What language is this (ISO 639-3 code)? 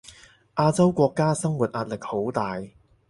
yue